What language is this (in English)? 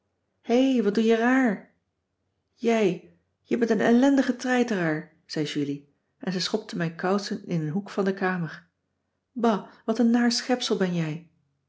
Dutch